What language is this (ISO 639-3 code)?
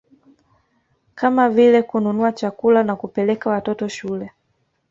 swa